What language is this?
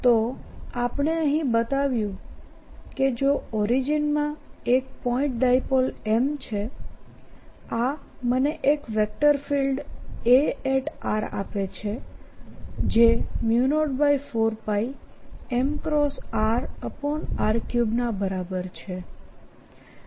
Gujarati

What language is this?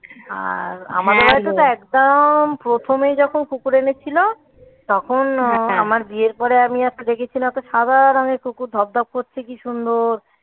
Bangla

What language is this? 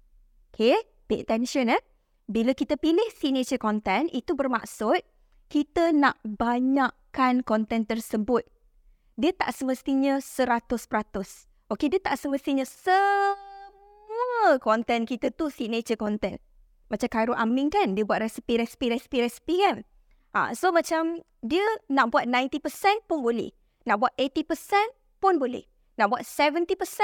Malay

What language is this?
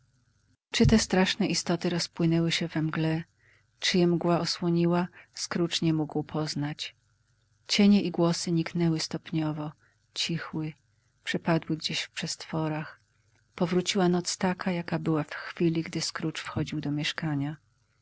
Polish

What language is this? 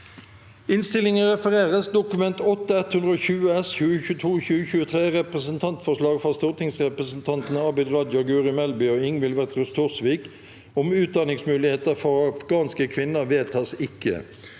Norwegian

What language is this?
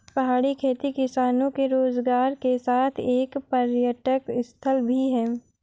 Hindi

